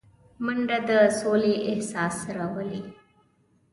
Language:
Pashto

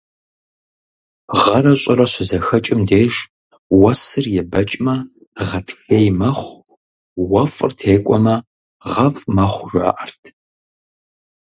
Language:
Kabardian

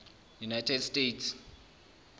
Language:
Zulu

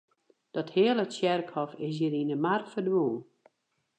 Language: Western Frisian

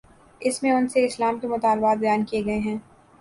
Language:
Urdu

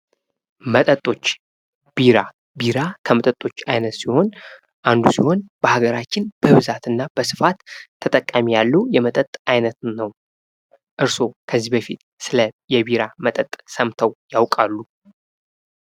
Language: Amharic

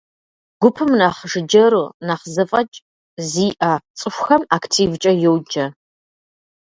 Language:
Kabardian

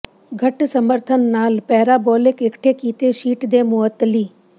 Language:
Punjabi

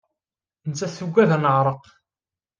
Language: Kabyle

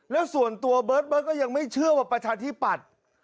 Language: Thai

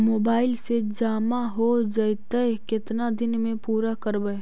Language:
Magahi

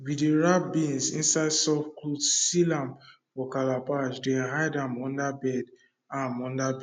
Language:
Nigerian Pidgin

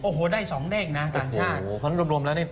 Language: Thai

